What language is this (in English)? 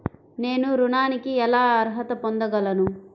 Telugu